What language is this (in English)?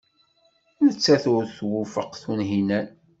Kabyle